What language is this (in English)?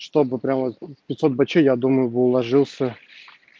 Russian